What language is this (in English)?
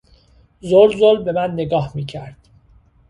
Persian